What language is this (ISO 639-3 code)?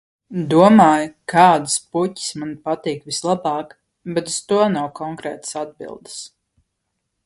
lav